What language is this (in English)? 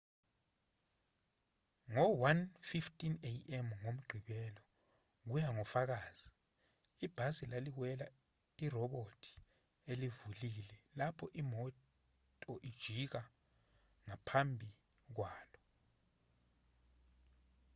Zulu